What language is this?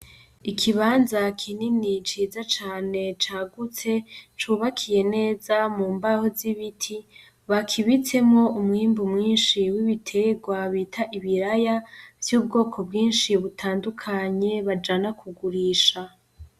Rundi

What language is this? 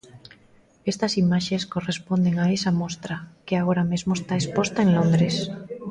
Galician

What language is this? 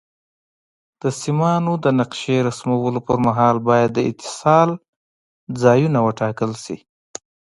Pashto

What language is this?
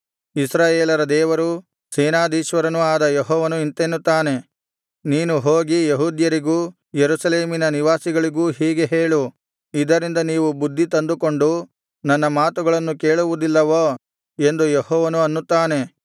Kannada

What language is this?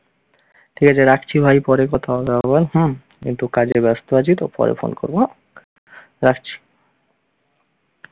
Bangla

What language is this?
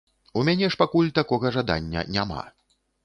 Belarusian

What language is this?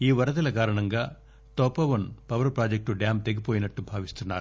Telugu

